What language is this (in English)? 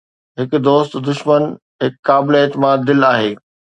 Sindhi